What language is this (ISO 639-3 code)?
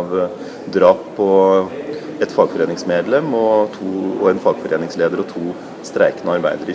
nld